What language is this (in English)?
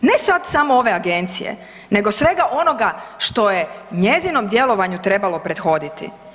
Croatian